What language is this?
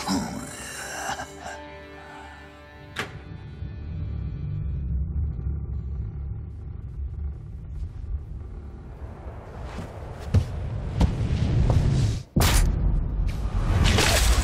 Japanese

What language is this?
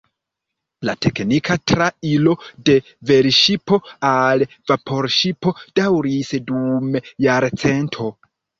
Esperanto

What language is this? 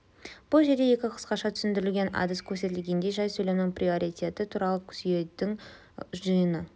Kazakh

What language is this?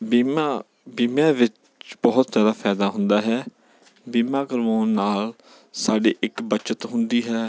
Punjabi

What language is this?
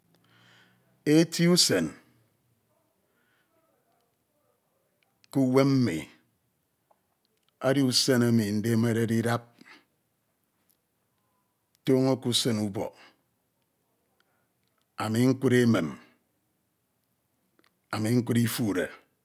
Ito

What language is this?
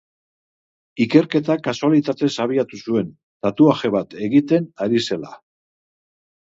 Basque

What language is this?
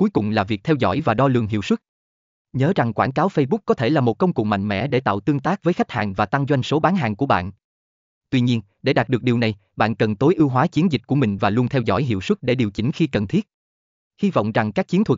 Vietnamese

